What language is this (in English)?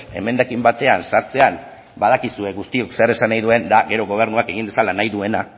Basque